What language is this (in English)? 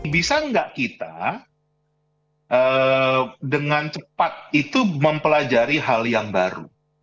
Indonesian